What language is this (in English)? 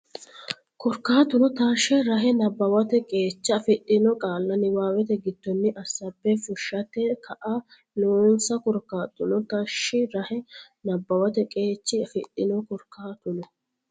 Sidamo